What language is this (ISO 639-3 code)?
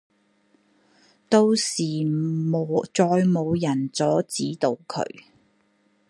yue